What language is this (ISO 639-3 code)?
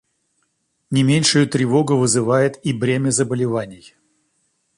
rus